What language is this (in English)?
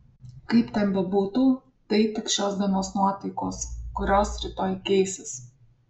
Lithuanian